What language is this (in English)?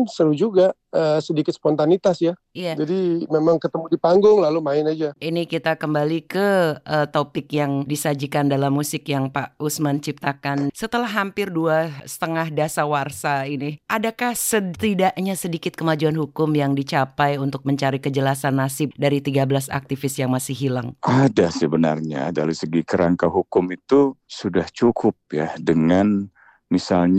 Indonesian